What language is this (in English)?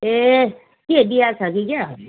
Nepali